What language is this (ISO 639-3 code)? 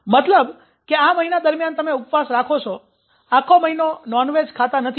guj